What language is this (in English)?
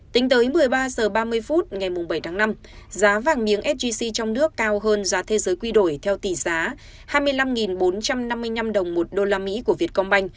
Vietnamese